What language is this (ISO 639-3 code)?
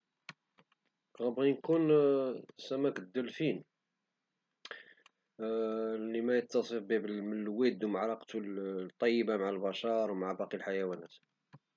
ary